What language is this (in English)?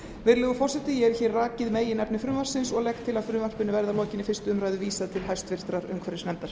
Icelandic